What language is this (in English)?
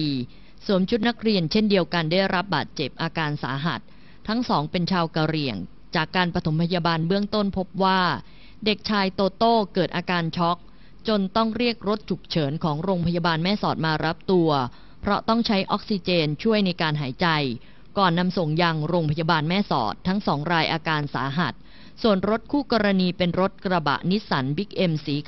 Thai